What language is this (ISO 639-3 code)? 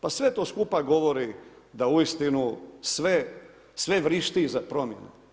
hrv